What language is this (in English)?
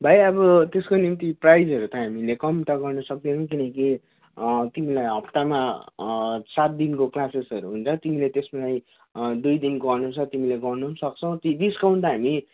Nepali